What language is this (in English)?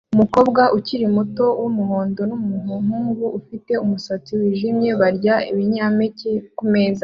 Kinyarwanda